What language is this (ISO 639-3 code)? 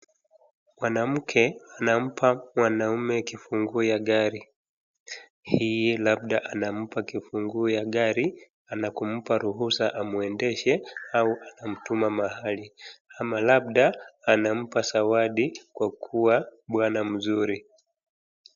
swa